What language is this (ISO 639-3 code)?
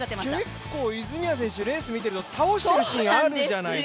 jpn